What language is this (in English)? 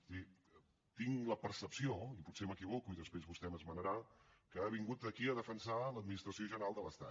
Catalan